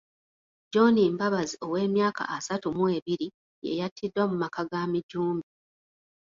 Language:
Ganda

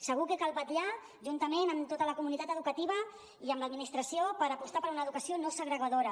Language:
Catalan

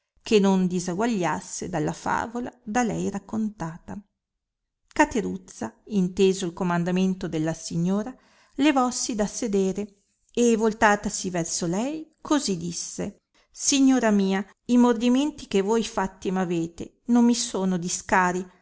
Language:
Italian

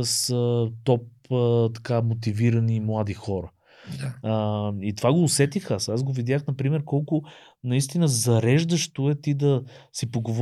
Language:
Bulgarian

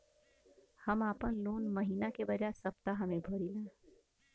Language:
Bhojpuri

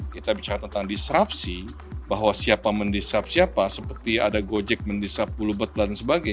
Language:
Indonesian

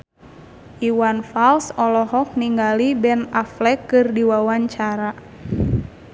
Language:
Sundanese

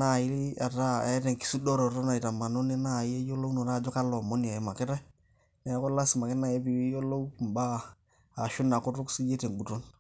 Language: Masai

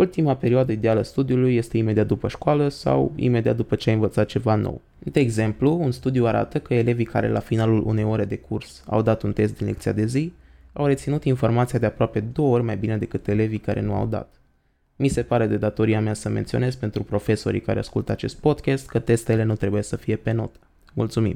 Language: Romanian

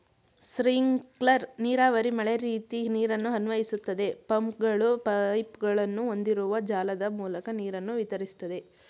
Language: Kannada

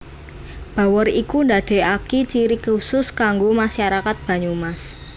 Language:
Javanese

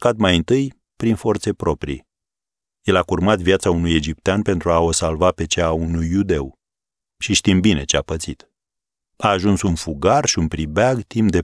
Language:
Romanian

